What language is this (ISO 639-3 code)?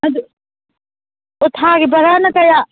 mni